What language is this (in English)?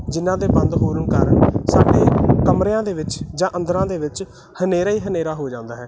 Punjabi